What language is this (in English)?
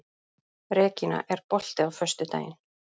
Icelandic